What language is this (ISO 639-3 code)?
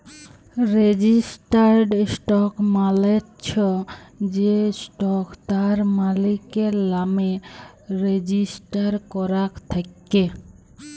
ben